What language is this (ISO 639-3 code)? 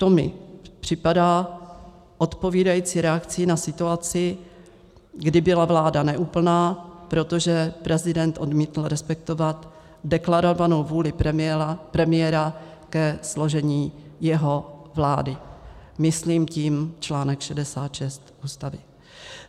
ces